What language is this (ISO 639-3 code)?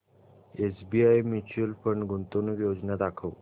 mar